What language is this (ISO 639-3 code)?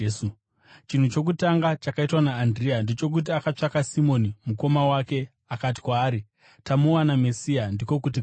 sna